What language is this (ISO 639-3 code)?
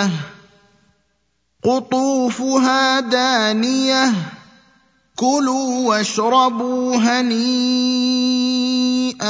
ara